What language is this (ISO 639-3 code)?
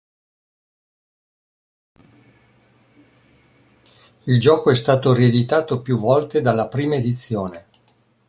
ita